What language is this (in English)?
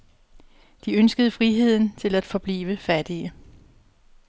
Danish